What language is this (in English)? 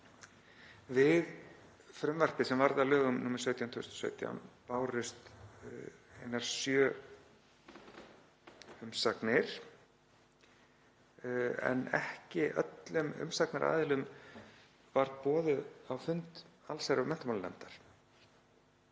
Icelandic